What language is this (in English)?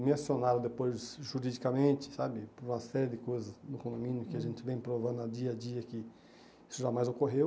Portuguese